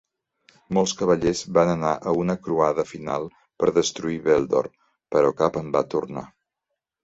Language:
Catalan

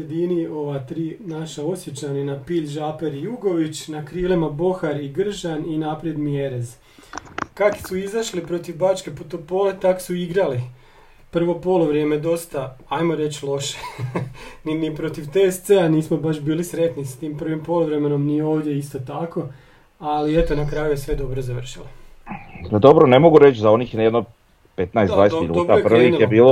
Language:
Croatian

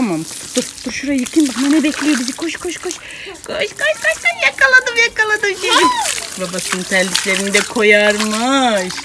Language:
Turkish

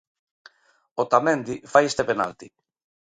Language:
Galician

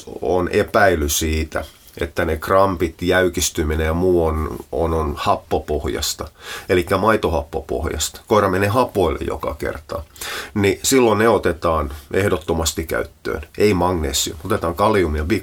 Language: Finnish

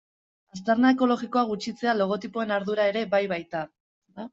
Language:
Basque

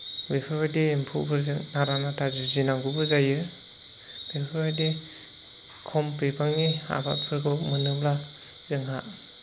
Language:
Bodo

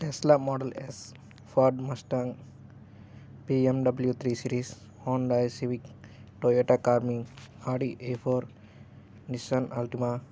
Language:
Telugu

